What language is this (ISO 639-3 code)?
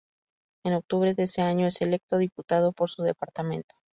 spa